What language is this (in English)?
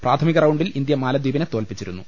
Malayalam